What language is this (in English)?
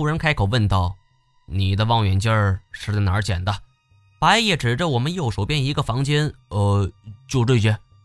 Chinese